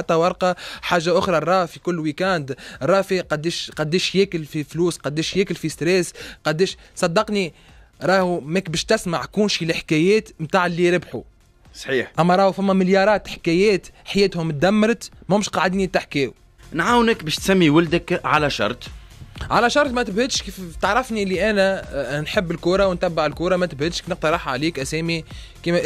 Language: Arabic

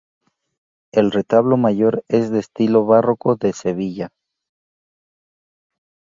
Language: Spanish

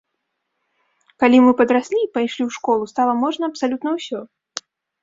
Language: Belarusian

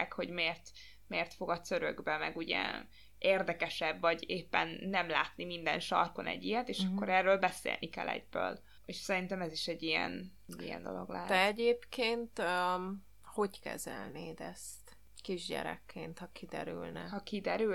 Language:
Hungarian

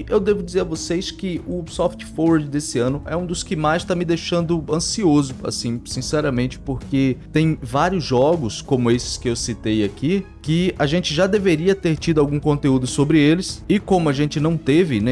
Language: Portuguese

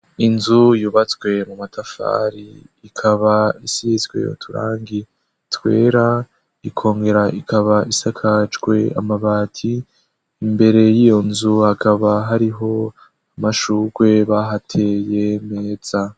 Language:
Rundi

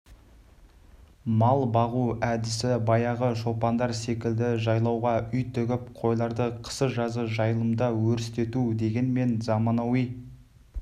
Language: Kazakh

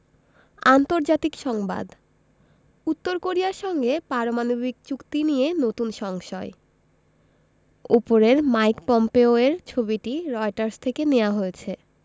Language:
Bangla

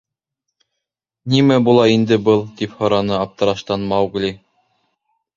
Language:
Bashkir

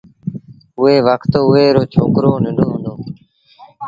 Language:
Sindhi Bhil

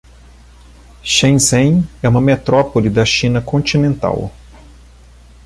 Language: Portuguese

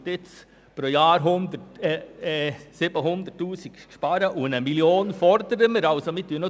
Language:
Swiss German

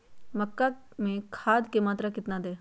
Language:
Magahi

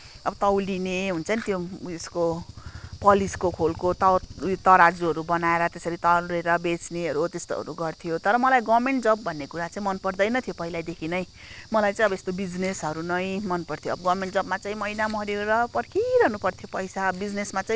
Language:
Nepali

